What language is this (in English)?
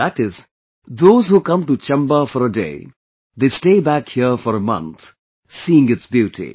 English